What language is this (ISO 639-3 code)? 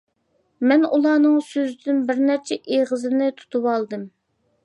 uig